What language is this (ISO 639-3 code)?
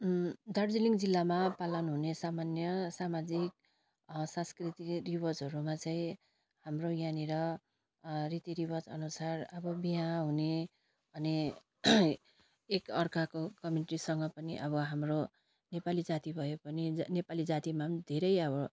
nep